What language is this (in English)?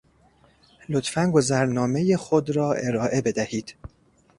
Persian